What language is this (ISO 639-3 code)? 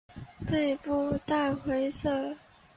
zho